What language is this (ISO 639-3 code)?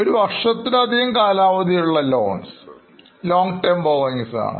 mal